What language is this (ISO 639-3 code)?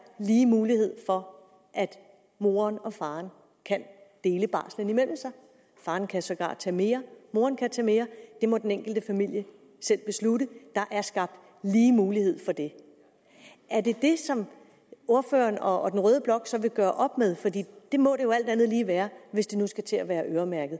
dan